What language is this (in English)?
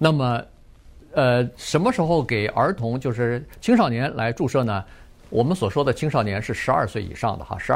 Chinese